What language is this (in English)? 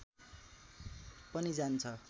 Nepali